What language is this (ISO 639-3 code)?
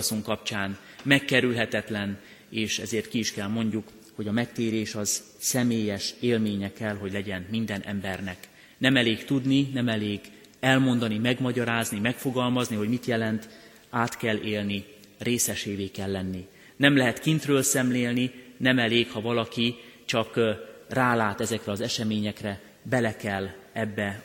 hun